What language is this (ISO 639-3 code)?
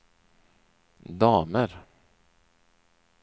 swe